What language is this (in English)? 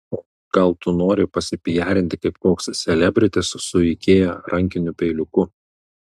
Lithuanian